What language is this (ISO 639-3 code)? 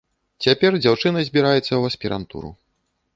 bel